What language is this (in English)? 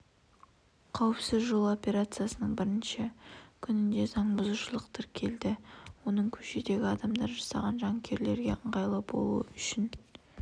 Kazakh